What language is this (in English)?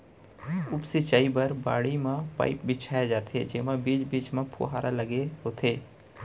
Chhattisgarhi